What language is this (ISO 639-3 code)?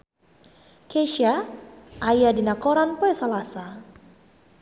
sun